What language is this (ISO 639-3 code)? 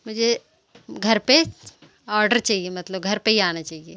hin